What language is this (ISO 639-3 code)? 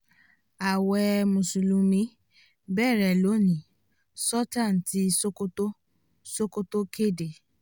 yor